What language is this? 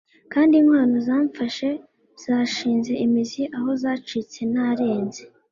Kinyarwanda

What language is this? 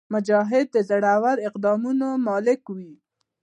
Pashto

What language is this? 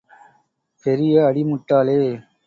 Tamil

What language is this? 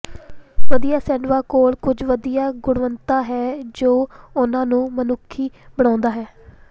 Punjabi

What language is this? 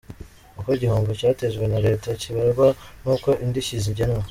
Kinyarwanda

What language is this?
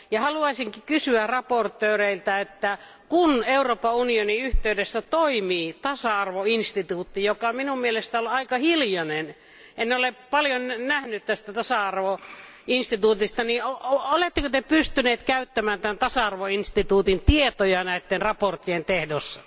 Finnish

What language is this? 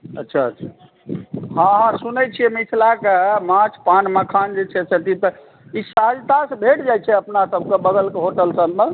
Maithili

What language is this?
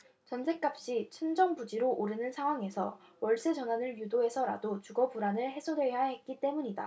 Korean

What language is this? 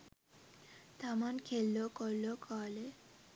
Sinhala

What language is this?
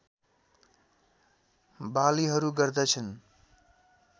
Nepali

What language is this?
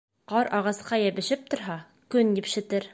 Bashkir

